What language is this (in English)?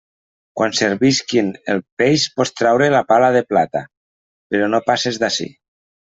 Catalan